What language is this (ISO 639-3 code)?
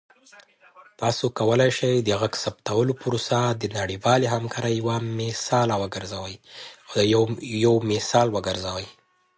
pus